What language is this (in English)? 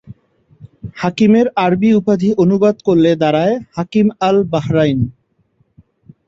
Bangla